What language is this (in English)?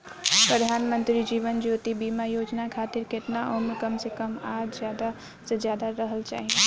Bhojpuri